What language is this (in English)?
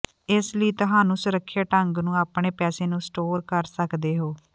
Punjabi